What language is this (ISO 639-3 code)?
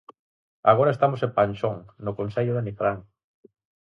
glg